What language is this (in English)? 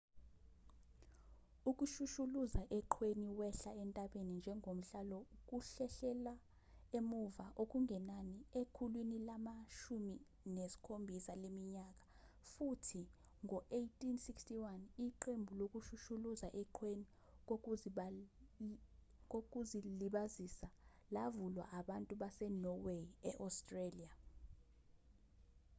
Zulu